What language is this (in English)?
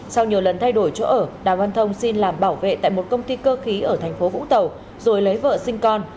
Vietnamese